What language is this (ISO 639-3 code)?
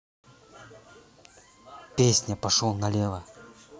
rus